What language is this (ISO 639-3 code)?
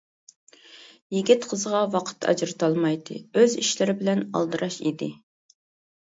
uig